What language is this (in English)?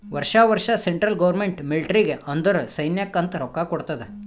Kannada